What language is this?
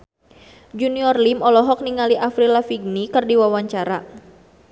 Sundanese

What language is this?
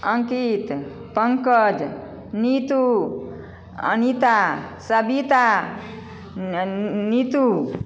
Maithili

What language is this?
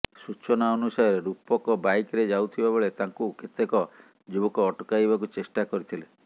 Odia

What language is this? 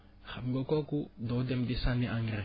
Wolof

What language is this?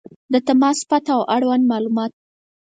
Pashto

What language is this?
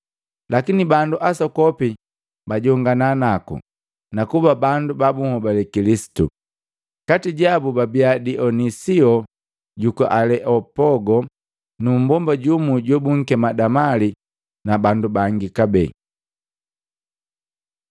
Matengo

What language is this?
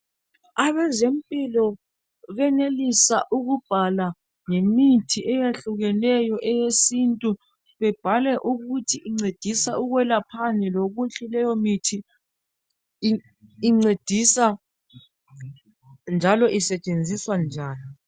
North Ndebele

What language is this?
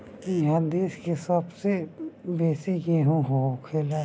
Bhojpuri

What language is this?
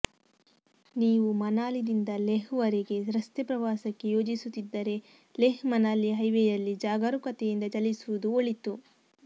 Kannada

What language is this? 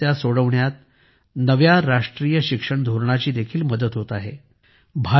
Marathi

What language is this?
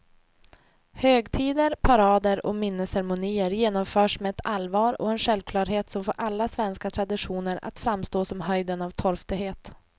Swedish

